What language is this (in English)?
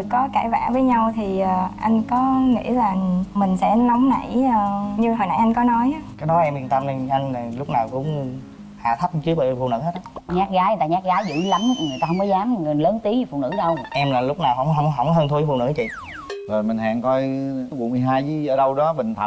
Vietnamese